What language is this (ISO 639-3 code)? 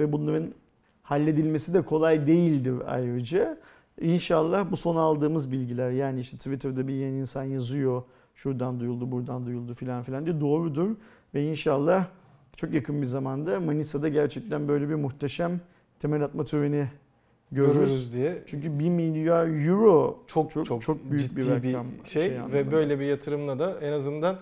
tur